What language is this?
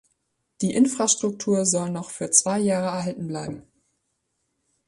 German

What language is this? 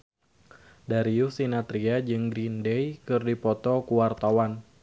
Sundanese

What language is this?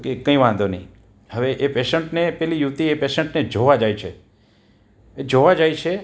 Gujarati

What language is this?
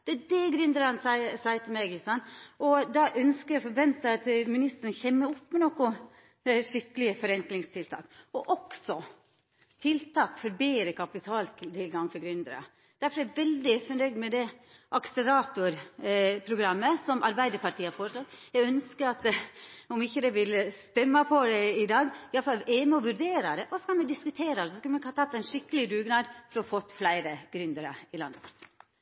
Norwegian Nynorsk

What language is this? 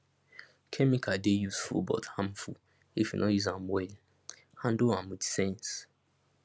Nigerian Pidgin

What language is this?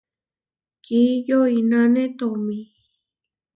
Huarijio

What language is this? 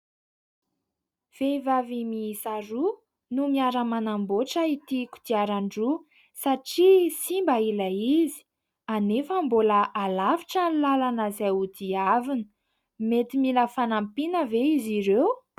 Malagasy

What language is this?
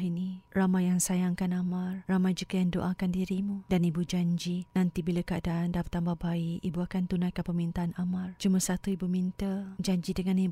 Malay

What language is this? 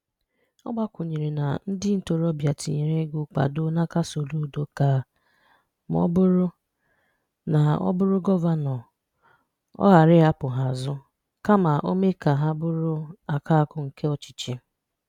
Igbo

